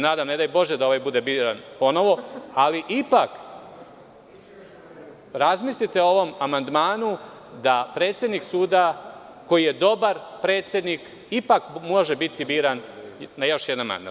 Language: Serbian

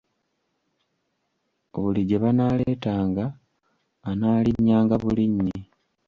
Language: Ganda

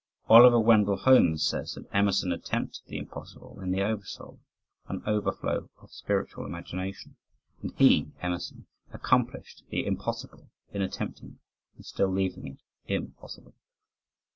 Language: English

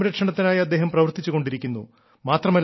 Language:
Malayalam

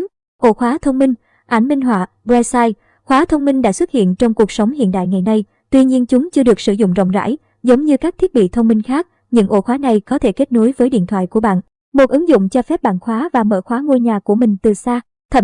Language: Vietnamese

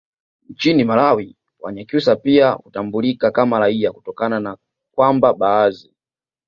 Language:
Swahili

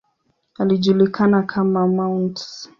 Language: Swahili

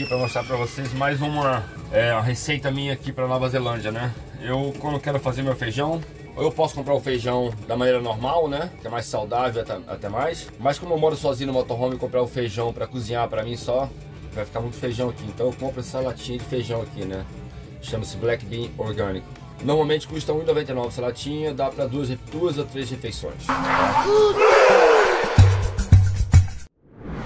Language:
Portuguese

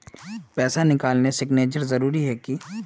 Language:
Magahi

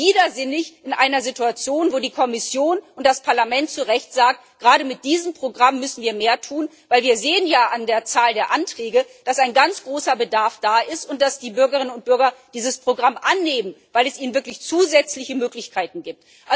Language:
German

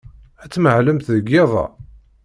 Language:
Kabyle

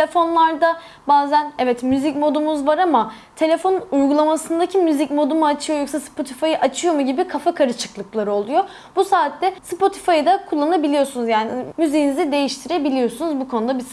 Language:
Turkish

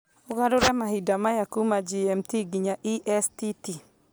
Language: Kikuyu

